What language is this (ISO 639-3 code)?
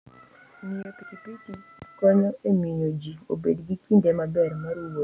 luo